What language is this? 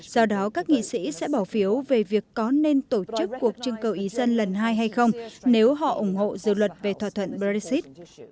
Vietnamese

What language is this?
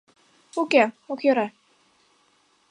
Mari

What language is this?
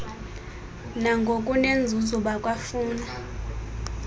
Xhosa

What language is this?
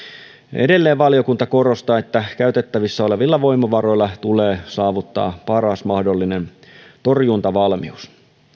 Finnish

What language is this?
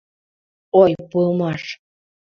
Mari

